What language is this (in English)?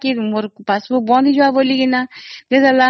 Odia